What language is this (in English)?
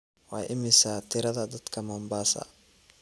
Somali